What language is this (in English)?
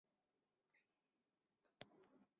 Chinese